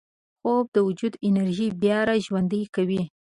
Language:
Pashto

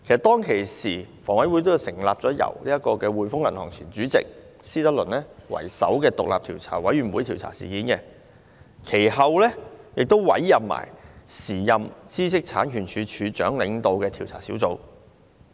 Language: Cantonese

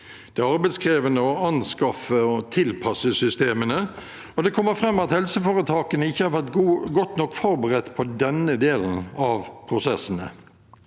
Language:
Norwegian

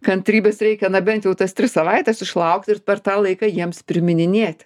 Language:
Lithuanian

